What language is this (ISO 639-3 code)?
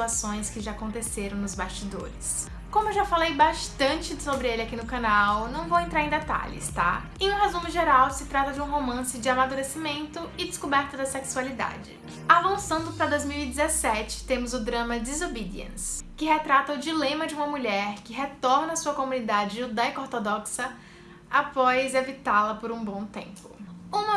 por